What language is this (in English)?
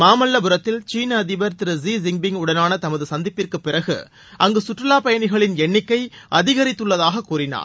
Tamil